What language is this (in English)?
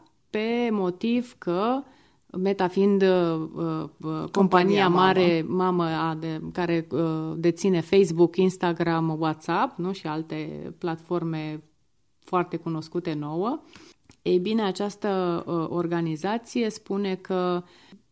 Romanian